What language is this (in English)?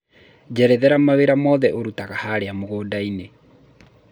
Kikuyu